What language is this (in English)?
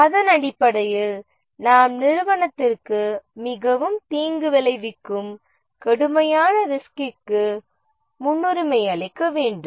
Tamil